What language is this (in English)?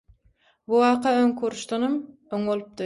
Turkmen